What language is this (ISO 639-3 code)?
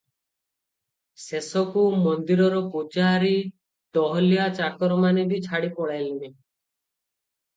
ori